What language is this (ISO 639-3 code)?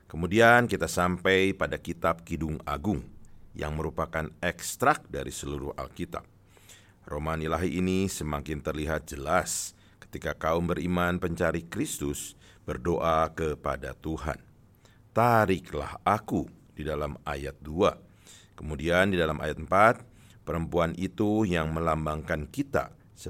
ind